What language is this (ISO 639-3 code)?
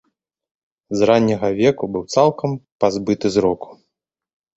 bel